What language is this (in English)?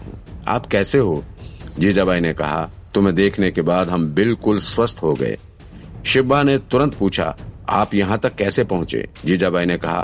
Hindi